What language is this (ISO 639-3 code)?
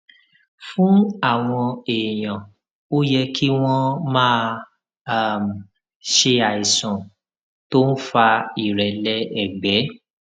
yor